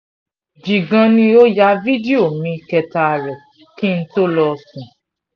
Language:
Yoruba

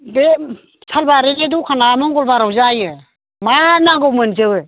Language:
Bodo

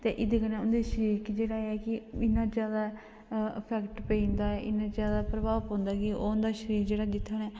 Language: Dogri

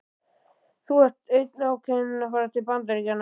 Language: Icelandic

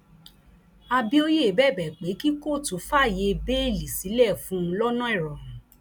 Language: Yoruba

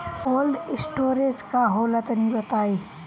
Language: Bhojpuri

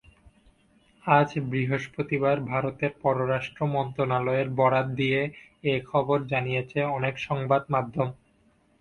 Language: Bangla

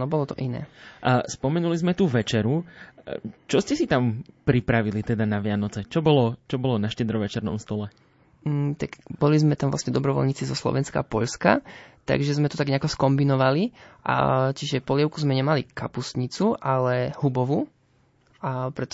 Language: Slovak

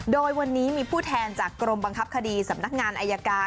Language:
Thai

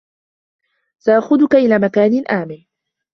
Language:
Arabic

